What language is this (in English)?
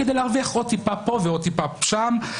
Hebrew